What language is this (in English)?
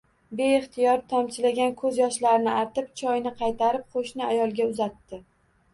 Uzbek